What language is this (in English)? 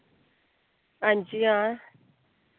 Dogri